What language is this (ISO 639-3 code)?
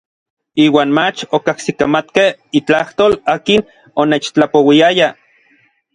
nlv